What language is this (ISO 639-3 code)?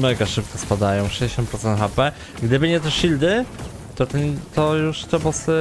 pol